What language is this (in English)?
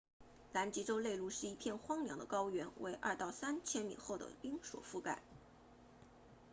Chinese